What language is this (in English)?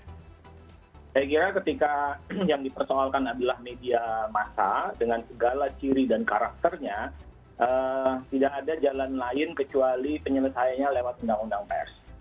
Indonesian